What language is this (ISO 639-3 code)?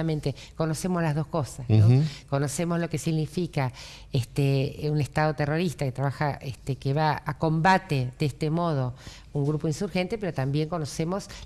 spa